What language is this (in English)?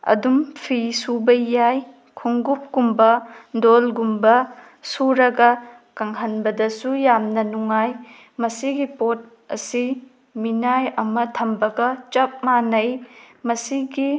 Manipuri